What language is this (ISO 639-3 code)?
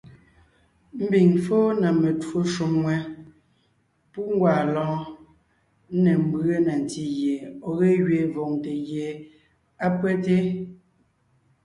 nnh